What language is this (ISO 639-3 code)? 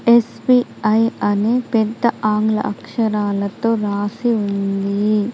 tel